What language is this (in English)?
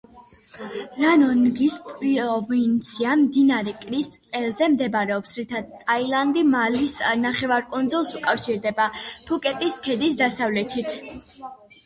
Georgian